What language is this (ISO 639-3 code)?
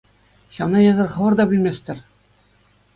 chv